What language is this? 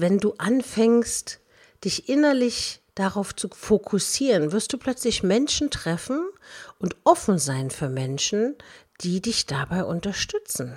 German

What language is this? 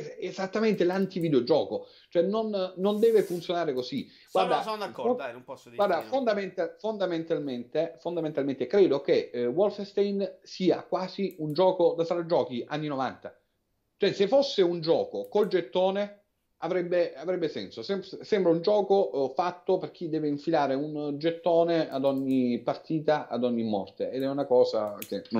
Italian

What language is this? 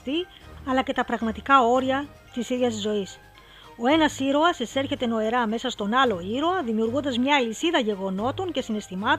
Greek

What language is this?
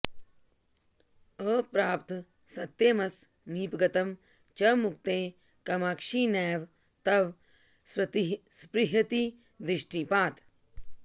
Sanskrit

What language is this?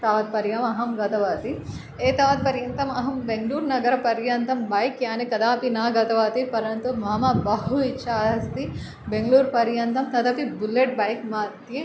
Sanskrit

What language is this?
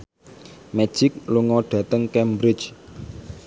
Javanese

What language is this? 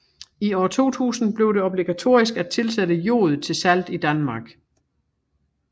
Danish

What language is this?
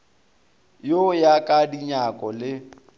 Northern Sotho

